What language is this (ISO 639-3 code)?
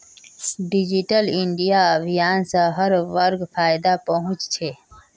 mag